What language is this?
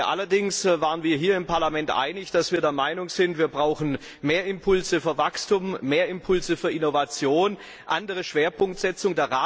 German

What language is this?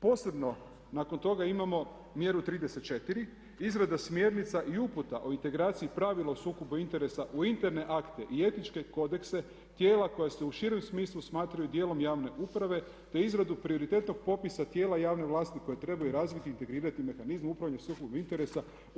Croatian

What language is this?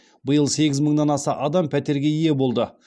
Kazakh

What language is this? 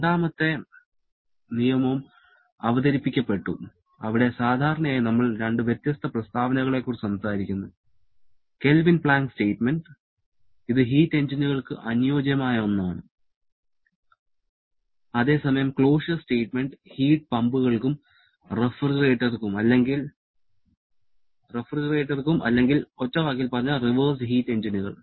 Malayalam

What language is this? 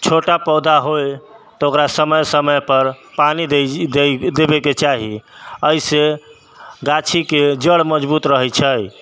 Maithili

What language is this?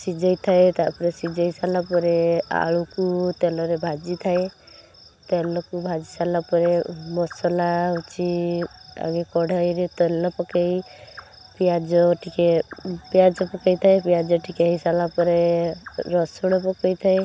Odia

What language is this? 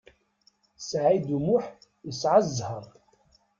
Kabyle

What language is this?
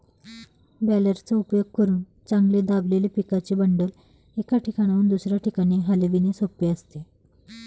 Marathi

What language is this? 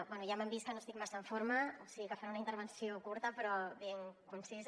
Catalan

